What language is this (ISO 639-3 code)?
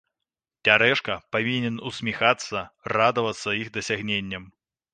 bel